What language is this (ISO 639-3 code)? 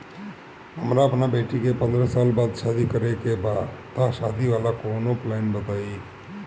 bho